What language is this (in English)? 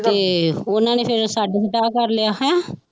Punjabi